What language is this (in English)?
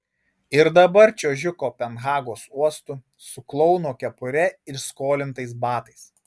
Lithuanian